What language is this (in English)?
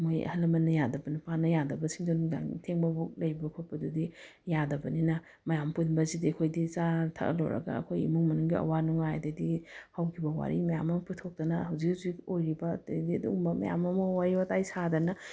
Manipuri